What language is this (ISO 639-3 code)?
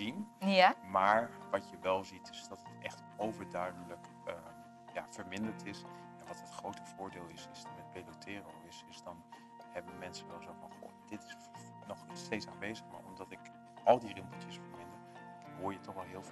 nld